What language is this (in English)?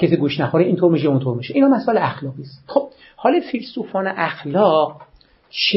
Persian